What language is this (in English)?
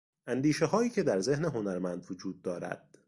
Persian